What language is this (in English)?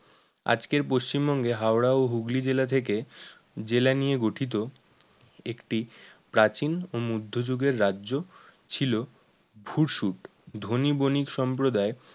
Bangla